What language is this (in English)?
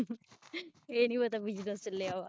Punjabi